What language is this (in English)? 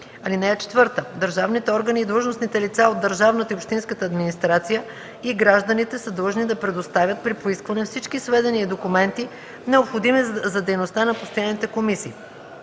Bulgarian